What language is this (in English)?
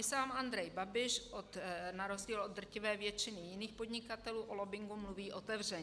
Czech